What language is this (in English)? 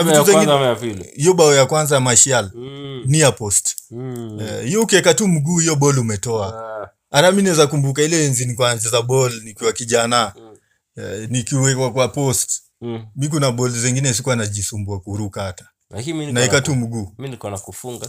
Swahili